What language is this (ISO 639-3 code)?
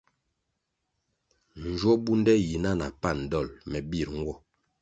nmg